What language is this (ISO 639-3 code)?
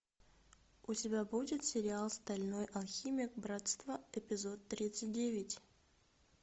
rus